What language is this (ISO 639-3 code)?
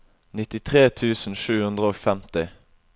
nor